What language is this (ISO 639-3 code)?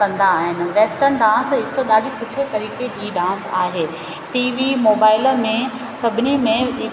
snd